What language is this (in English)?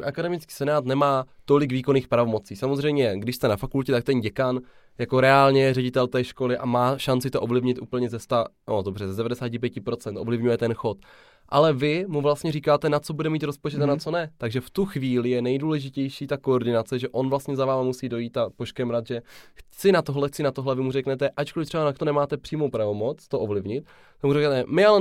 Czech